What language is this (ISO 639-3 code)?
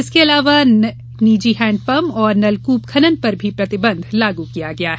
hin